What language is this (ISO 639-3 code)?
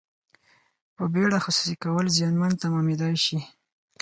pus